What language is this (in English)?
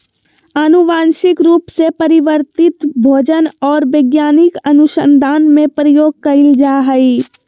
Magahi